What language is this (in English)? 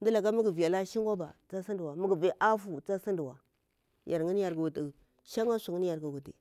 Bura-Pabir